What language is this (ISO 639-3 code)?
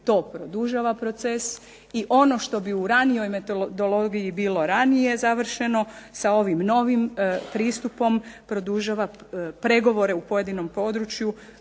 hrv